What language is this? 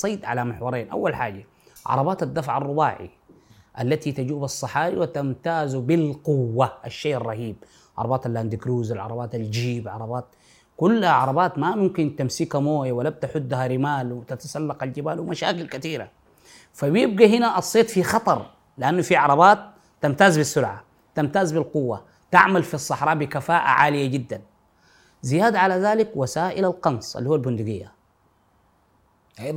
Arabic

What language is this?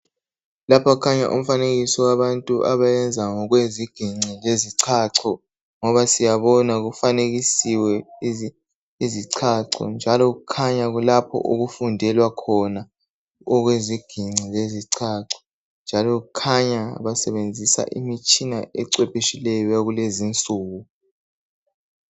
North Ndebele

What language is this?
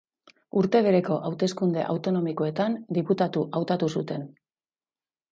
Basque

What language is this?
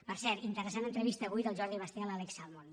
Catalan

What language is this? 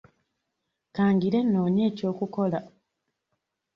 Ganda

